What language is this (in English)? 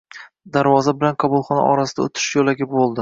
Uzbek